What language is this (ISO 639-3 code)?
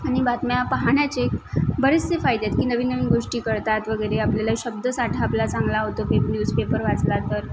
mar